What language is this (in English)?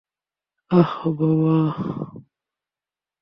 Bangla